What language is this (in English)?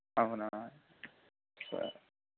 Telugu